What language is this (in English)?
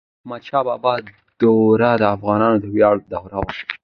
Pashto